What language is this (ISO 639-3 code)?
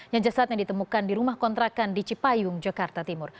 ind